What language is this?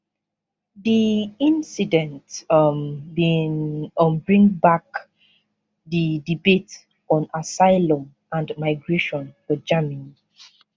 Nigerian Pidgin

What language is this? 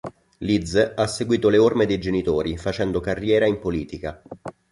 Italian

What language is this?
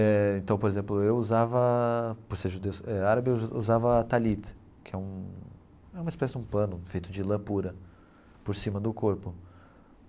Portuguese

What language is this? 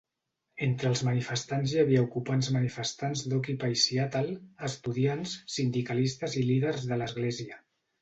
Catalan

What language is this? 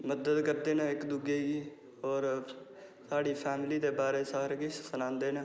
Dogri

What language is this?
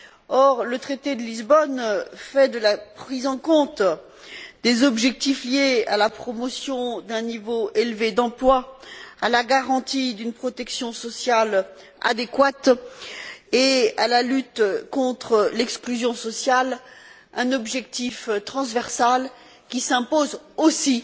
French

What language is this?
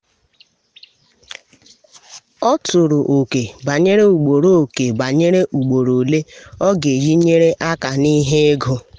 Igbo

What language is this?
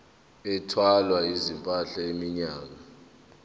Zulu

